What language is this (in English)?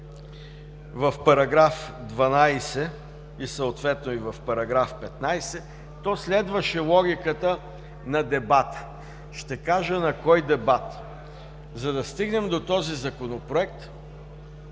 Bulgarian